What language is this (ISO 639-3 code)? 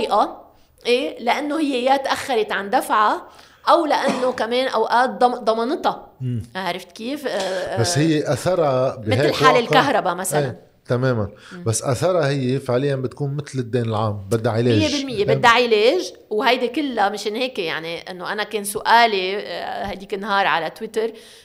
ara